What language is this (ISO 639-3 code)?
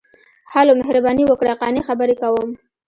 pus